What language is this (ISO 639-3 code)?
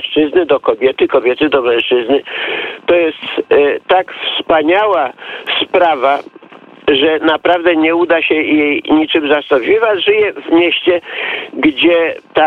pol